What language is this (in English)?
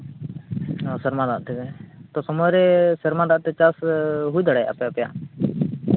Santali